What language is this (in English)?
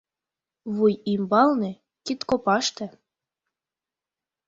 Mari